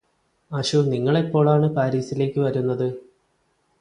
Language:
Malayalam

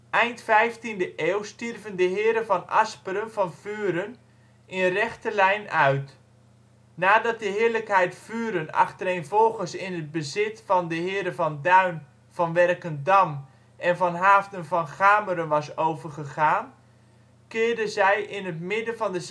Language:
Dutch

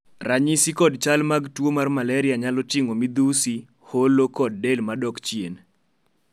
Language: Luo (Kenya and Tanzania)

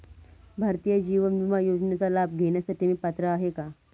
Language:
Marathi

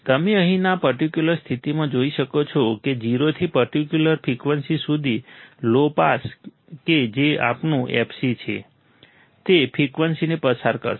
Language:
Gujarati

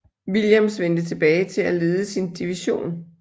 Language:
Danish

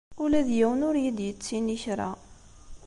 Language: Kabyle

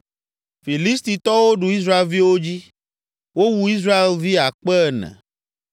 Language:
Ewe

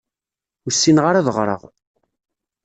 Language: Kabyle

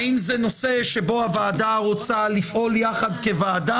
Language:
Hebrew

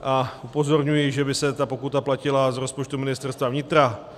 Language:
Czech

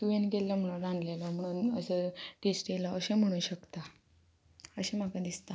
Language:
Konkani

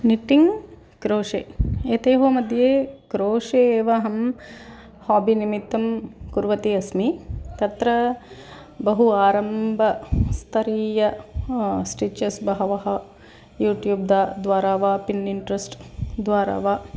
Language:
Sanskrit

